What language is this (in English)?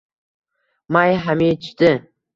Uzbek